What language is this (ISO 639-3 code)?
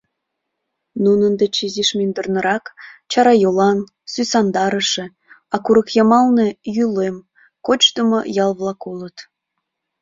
chm